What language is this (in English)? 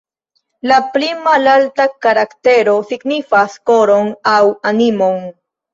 Esperanto